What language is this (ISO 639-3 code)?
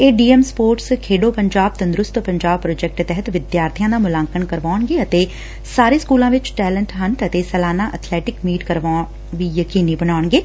pan